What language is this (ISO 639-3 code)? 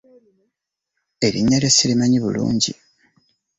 lug